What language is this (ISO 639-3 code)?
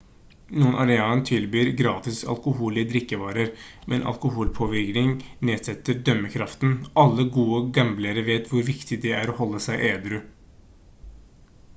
nob